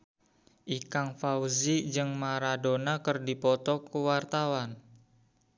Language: Sundanese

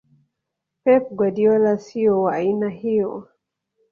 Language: Swahili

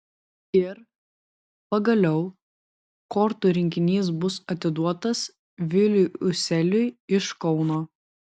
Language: Lithuanian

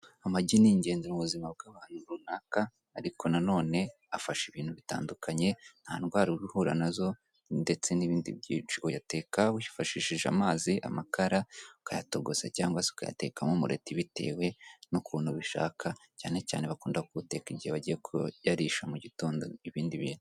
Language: Kinyarwanda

